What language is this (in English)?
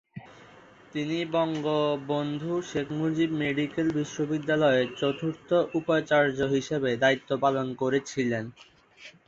Bangla